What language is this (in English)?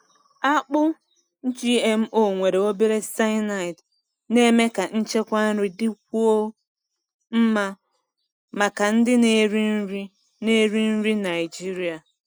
Igbo